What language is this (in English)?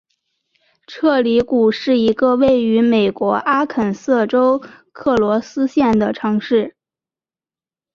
Chinese